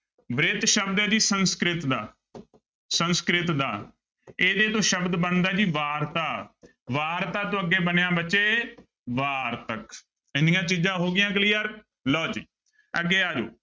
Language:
Punjabi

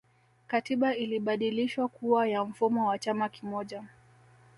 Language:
Swahili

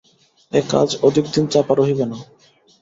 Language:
Bangla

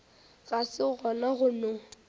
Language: Northern Sotho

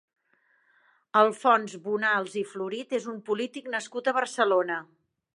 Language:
Catalan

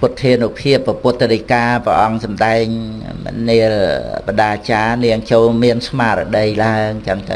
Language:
Vietnamese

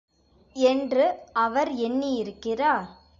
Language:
Tamil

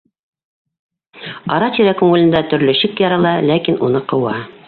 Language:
Bashkir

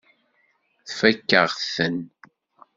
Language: Kabyle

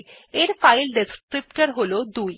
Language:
Bangla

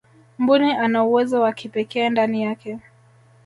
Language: Swahili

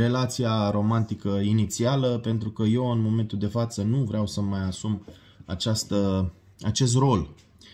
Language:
Romanian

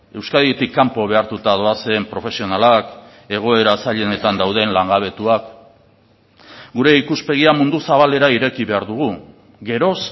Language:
Basque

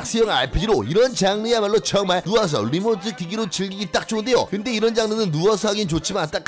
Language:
Korean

